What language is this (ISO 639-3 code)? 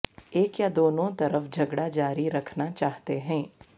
urd